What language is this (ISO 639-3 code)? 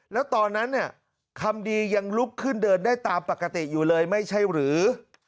tha